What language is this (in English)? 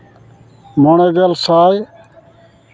Santali